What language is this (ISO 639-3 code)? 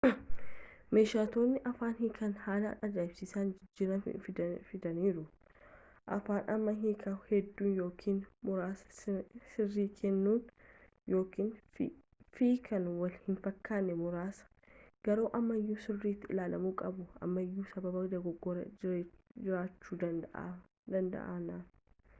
orm